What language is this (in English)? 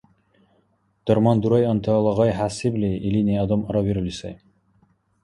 Dargwa